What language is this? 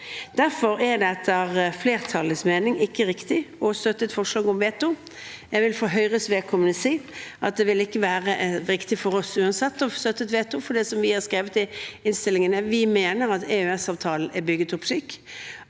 Norwegian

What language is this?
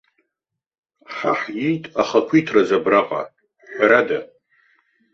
Abkhazian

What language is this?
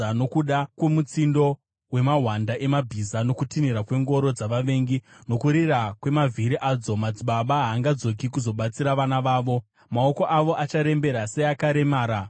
Shona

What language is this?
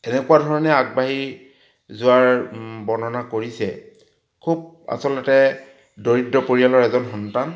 Assamese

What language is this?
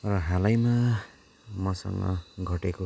Nepali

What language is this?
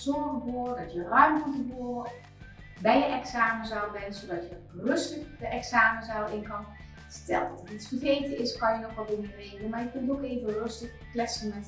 Dutch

